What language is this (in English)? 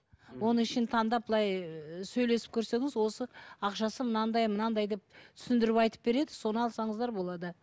Kazakh